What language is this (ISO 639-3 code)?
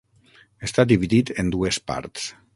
cat